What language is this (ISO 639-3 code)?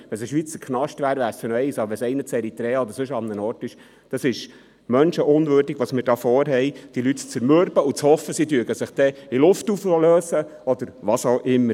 gsw